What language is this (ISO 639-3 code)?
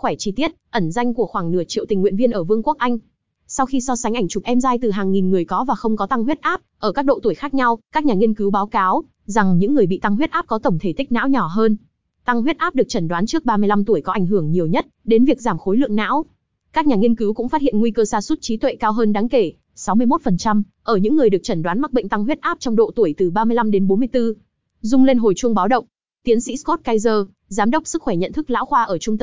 vie